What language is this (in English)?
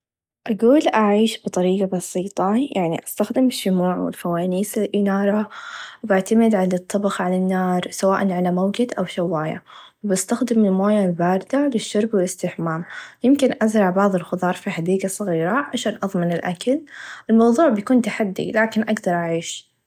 Najdi Arabic